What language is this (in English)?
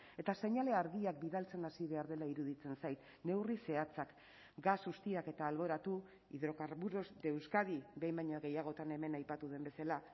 Basque